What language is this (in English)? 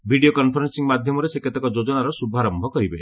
Odia